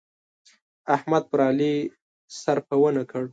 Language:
Pashto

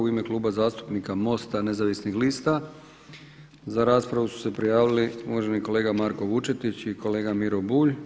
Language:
Croatian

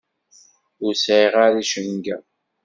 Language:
Kabyle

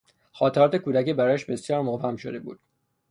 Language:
Persian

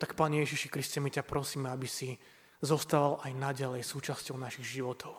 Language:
Slovak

